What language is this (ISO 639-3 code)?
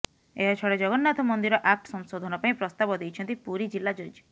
ori